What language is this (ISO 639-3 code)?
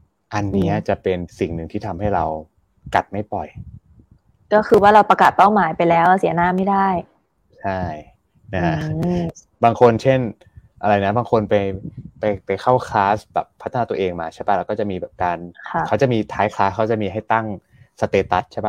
tha